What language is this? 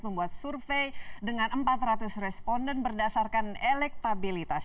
Indonesian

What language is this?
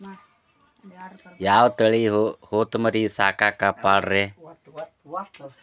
Kannada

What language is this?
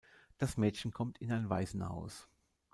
German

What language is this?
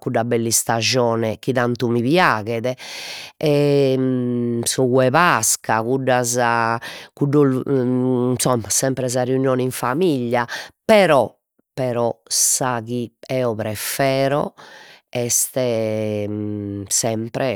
Sardinian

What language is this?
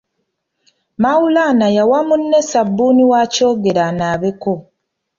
Ganda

